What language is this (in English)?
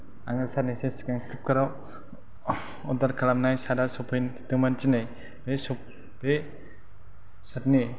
Bodo